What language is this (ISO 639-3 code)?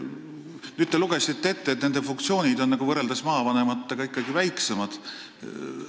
est